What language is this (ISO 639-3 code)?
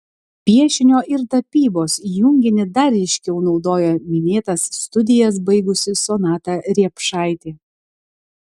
lit